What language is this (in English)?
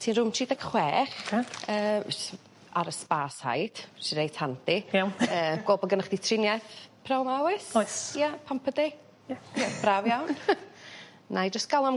Welsh